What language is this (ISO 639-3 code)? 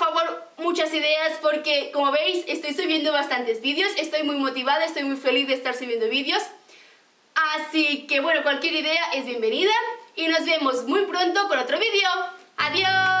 spa